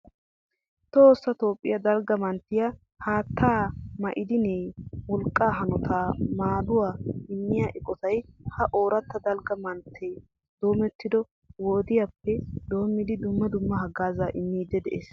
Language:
Wolaytta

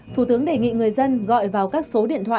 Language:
Vietnamese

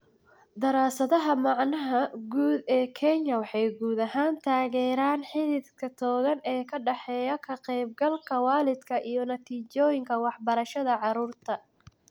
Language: Somali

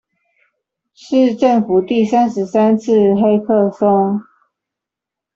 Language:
Chinese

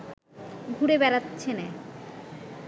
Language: Bangla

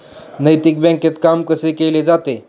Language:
Marathi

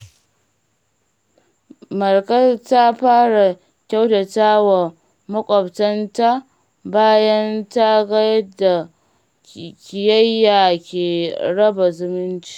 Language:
Hausa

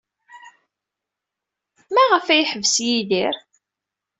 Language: Kabyle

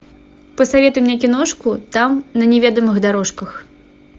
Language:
Russian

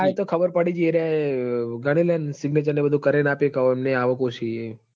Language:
Gujarati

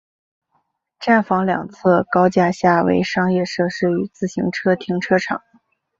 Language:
Chinese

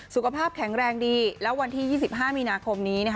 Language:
Thai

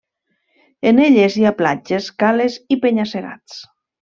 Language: Catalan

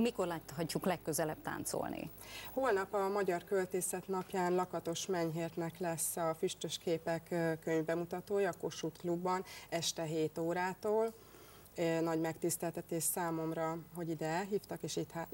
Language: Hungarian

